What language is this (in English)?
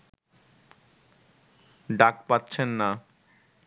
Bangla